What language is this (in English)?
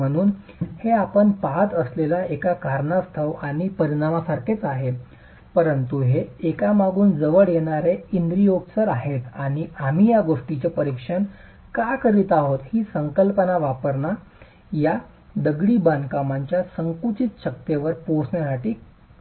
Marathi